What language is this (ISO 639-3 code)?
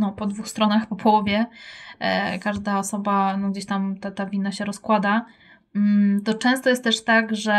pol